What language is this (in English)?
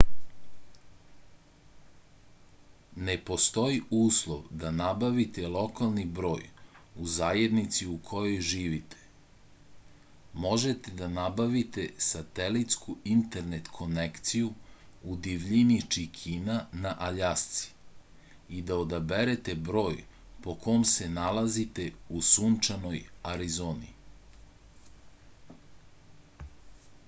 Serbian